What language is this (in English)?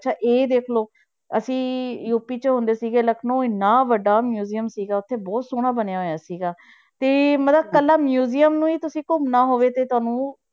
Punjabi